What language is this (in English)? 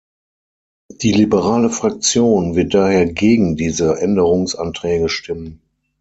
German